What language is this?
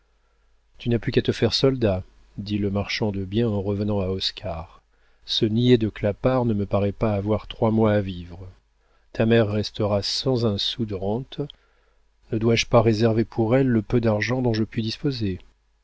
French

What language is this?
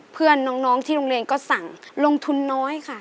Thai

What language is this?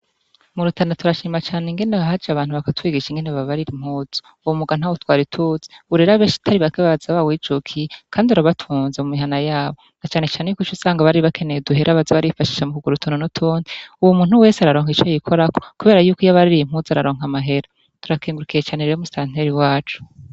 Rundi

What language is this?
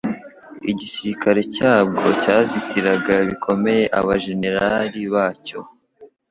Kinyarwanda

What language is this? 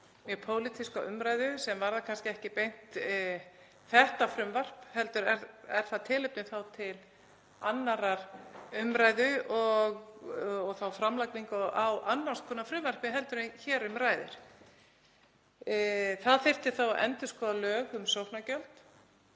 Icelandic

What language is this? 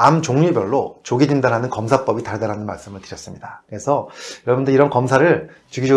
Korean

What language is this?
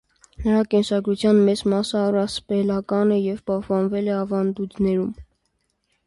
Armenian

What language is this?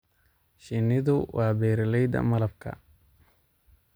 Somali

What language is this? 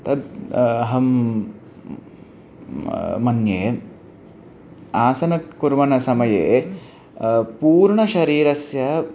Sanskrit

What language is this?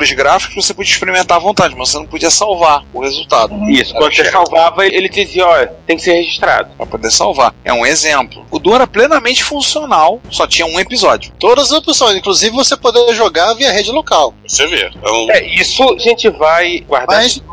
Portuguese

